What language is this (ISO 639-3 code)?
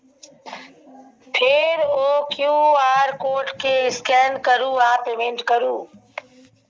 mai